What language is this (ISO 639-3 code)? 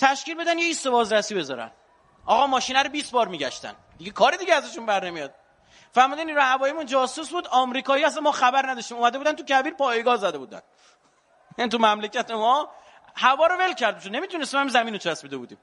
fas